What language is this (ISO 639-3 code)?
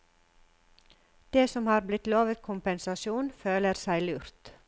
nor